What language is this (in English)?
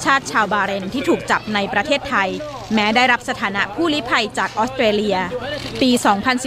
Thai